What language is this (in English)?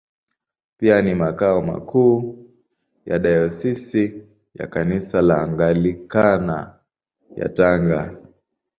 Swahili